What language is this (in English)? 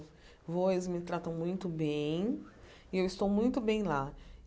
Portuguese